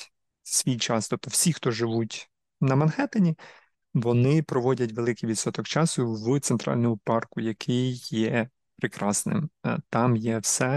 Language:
Ukrainian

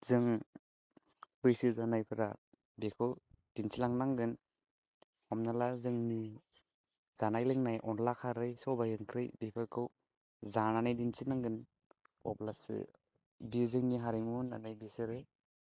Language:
Bodo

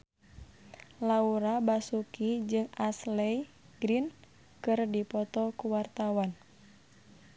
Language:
Sundanese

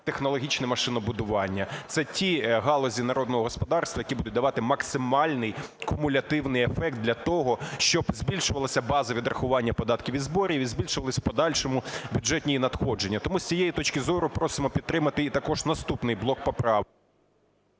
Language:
Ukrainian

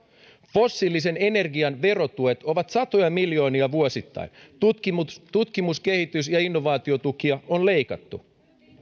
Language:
Finnish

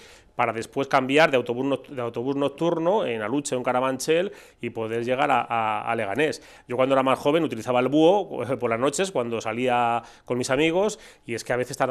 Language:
Spanish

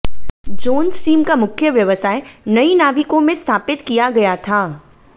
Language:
Hindi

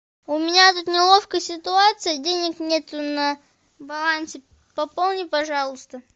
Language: Russian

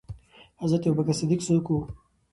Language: Pashto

